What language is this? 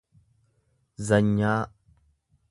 Oromo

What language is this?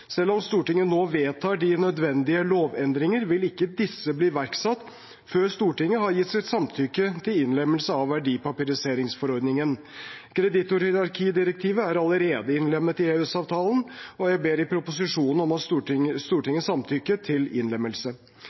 Norwegian Bokmål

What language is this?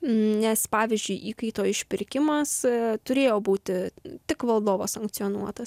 Lithuanian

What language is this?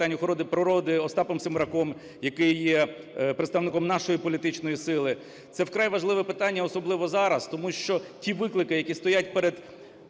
Ukrainian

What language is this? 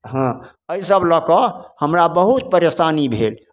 Maithili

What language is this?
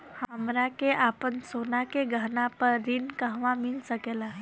Bhojpuri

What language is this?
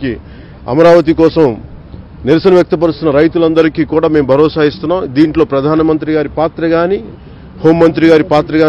Telugu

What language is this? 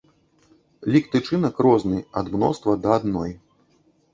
Belarusian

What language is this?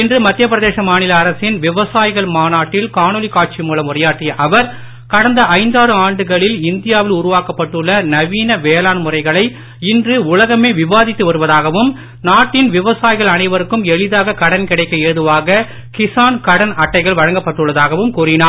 Tamil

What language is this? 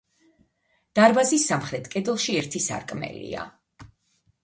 Georgian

